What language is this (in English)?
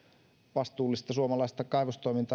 Finnish